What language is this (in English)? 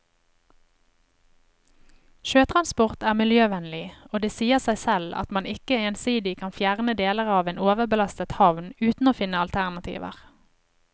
Norwegian